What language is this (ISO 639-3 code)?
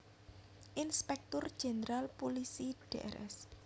jav